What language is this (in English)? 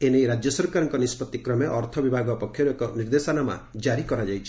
Odia